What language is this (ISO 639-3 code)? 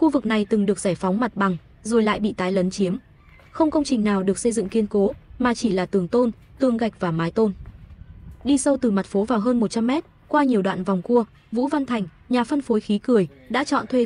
vie